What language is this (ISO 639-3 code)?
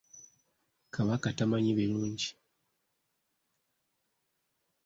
lug